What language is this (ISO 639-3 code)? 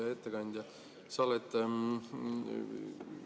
est